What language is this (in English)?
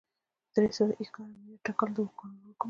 Pashto